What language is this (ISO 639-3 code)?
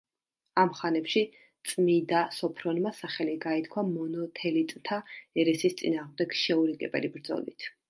kat